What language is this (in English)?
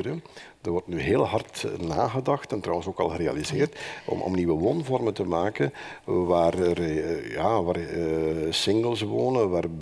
Dutch